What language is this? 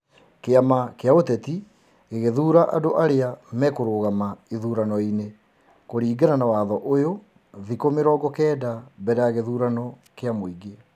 Kikuyu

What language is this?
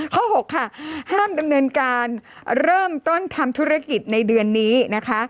Thai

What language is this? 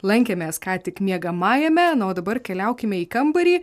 Lithuanian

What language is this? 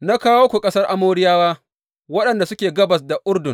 Hausa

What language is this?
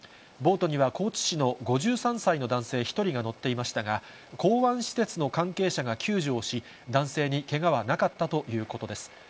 Japanese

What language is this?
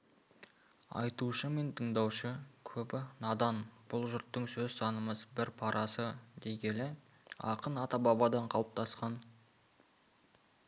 Kazakh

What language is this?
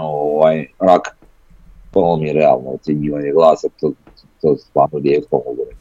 Croatian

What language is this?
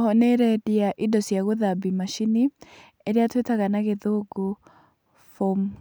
Kikuyu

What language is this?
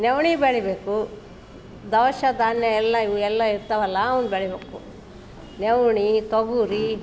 Kannada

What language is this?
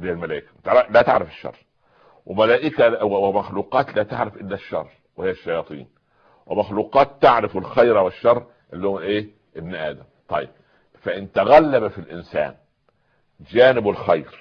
Arabic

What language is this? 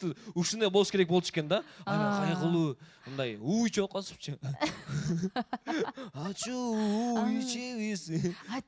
Turkish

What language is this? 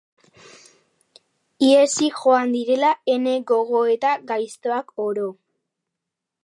Basque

